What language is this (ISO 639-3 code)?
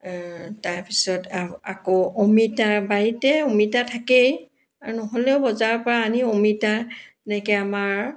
asm